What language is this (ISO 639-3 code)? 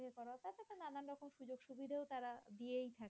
ben